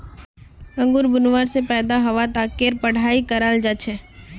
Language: Magahi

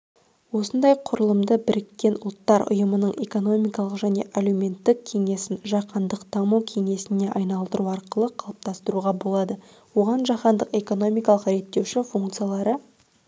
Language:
Kazakh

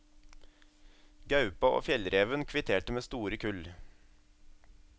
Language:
Norwegian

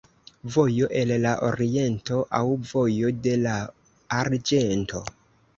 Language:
Esperanto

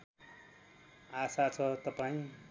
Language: Nepali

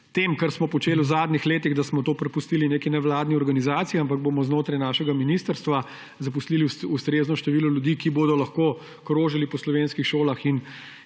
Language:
Slovenian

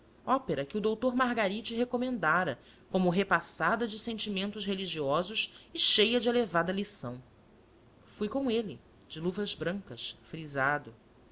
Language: Portuguese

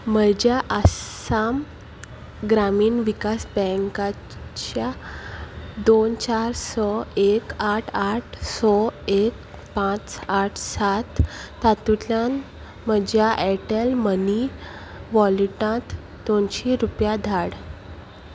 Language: Konkani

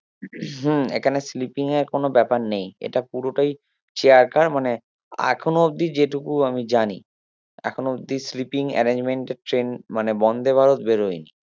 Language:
Bangla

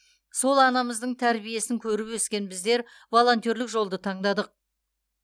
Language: Kazakh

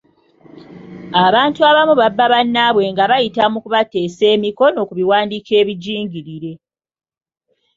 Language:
Ganda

